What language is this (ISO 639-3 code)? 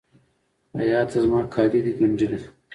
pus